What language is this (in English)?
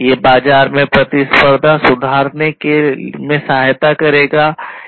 Hindi